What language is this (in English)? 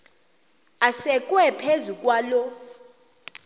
Xhosa